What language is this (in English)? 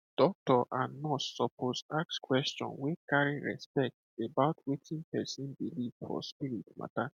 Nigerian Pidgin